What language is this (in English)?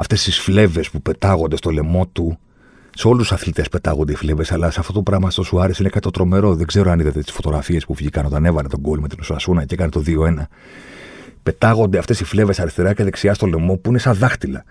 Greek